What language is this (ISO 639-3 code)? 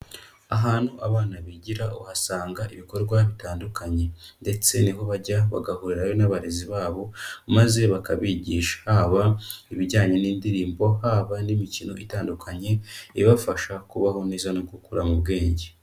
kin